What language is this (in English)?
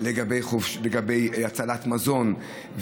Hebrew